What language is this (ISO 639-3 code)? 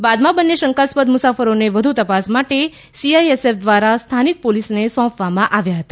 guj